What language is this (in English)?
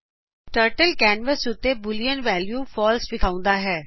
Punjabi